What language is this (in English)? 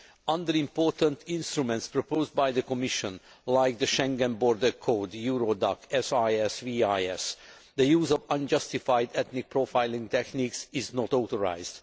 English